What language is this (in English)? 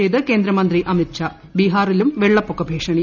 Malayalam